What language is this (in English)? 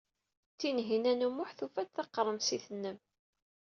Kabyle